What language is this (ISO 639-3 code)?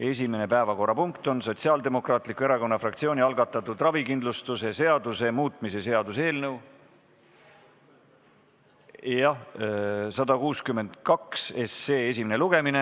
est